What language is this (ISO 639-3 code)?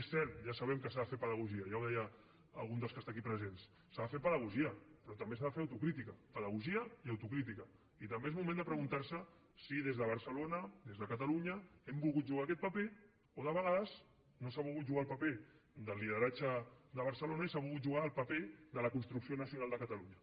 cat